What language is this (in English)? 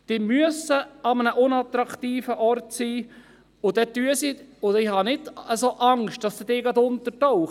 Swiss German